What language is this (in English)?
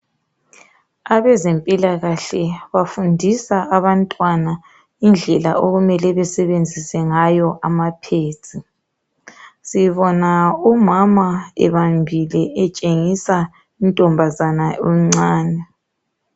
North Ndebele